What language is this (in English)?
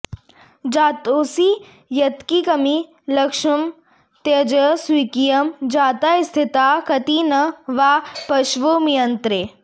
Sanskrit